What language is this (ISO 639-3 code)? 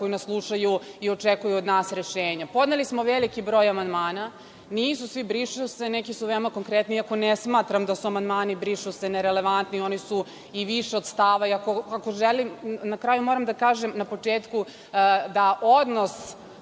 srp